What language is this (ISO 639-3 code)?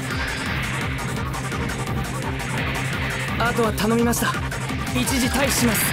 jpn